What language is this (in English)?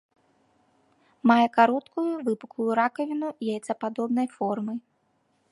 Belarusian